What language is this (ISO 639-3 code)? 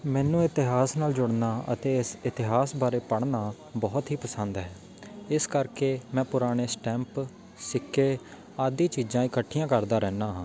pan